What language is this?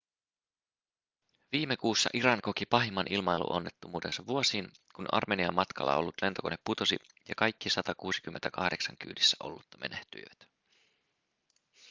Finnish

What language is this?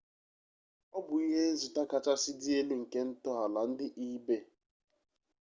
Igbo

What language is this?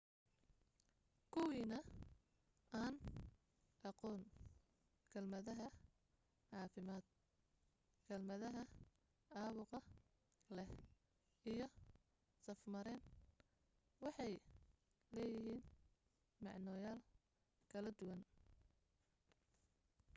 Somali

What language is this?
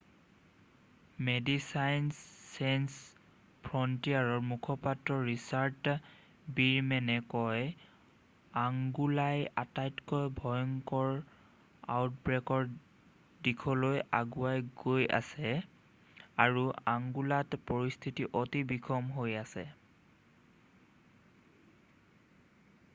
Assamese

